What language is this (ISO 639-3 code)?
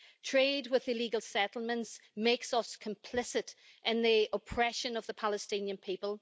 eng